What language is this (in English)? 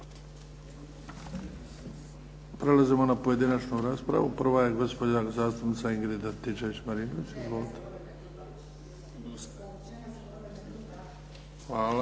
Croatian